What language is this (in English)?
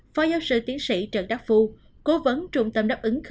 Vietnamese